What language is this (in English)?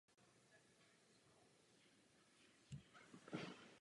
Czech